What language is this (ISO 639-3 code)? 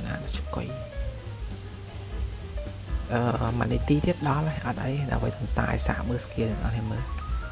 vie